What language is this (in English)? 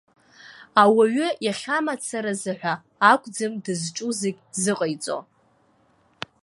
Abkhazian